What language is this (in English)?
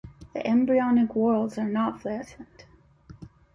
English